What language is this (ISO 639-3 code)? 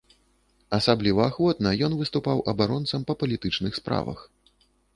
bel